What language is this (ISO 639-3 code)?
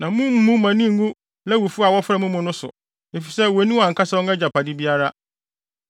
aka